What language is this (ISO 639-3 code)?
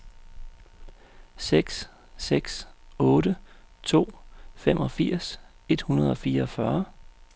dan